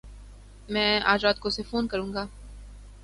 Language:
Urdu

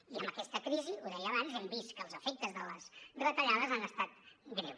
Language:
Catalan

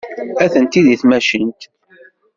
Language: Kabyle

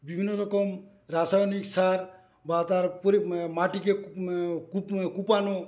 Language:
Bangla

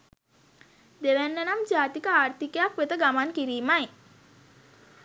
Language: Sinhala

